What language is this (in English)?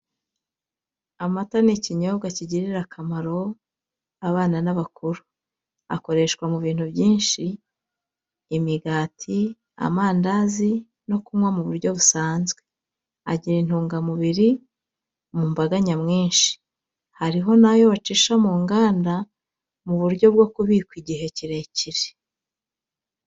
Kinyarwanda